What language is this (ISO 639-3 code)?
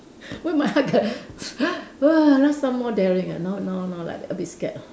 eng